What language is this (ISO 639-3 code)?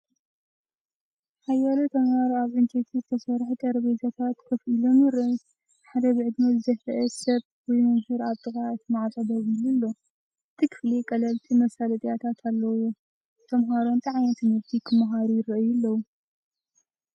tir